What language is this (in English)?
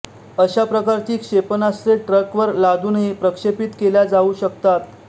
Marathi